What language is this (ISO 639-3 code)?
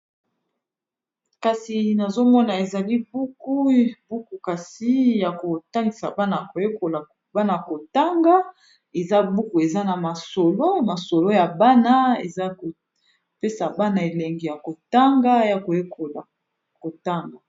lin